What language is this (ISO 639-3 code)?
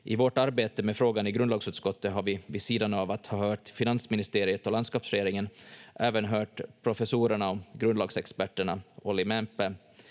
fin